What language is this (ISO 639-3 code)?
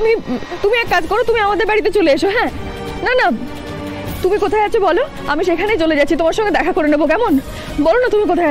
ind